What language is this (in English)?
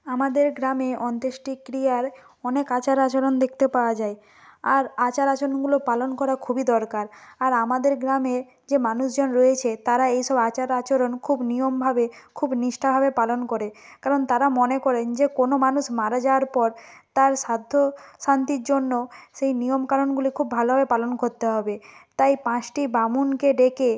Bangla